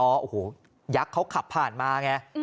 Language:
Thai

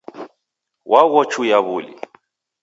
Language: Taita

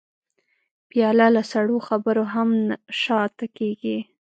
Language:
Pashto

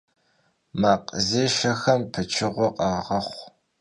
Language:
Kabardian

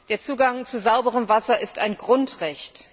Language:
German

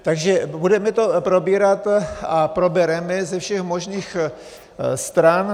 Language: Czech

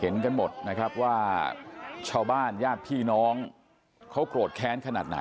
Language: Thai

